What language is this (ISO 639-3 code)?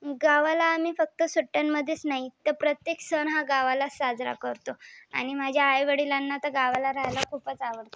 mar